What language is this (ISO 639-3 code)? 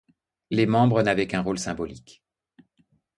fra